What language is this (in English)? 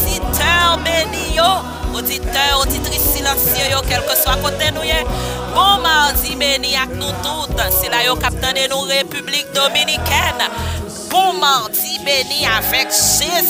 French